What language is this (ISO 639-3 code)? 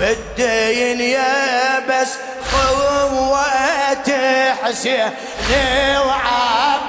ara